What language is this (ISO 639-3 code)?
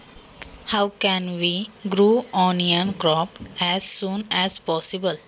mar